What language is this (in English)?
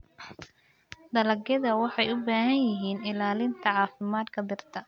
Somali